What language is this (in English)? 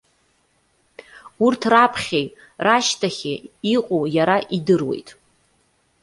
Abkhazian